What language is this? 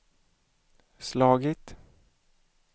Swedish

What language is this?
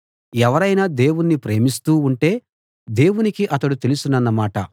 Telugu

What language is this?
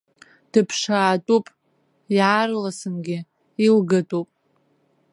Abkhazian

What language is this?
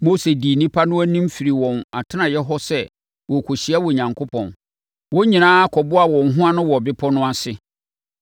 Akan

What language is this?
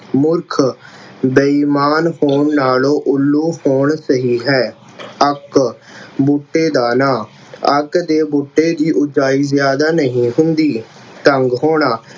Punjabi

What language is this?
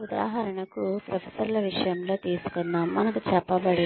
Telugu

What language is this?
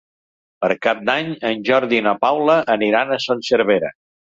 Catalan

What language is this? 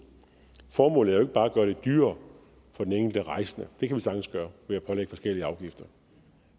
Danish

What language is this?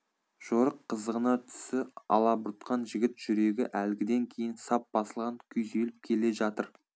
Kazakh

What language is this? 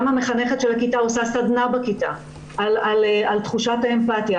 Hebrew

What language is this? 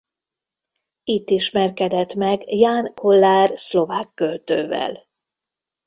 Hungarian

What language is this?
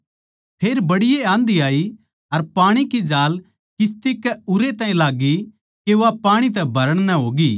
Haryanvi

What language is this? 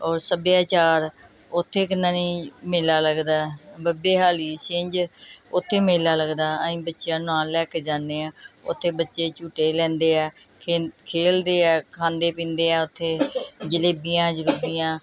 Punjabi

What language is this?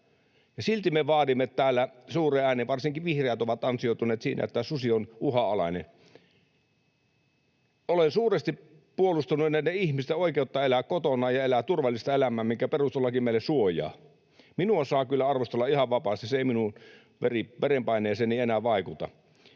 Finnish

